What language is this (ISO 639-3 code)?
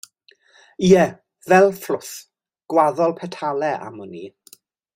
cym